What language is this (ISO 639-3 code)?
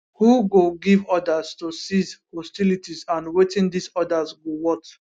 pcm